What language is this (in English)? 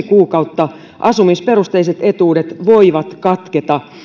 Finnish